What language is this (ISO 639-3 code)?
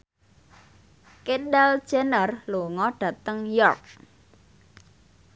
jav